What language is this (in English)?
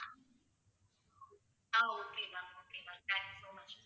Tamil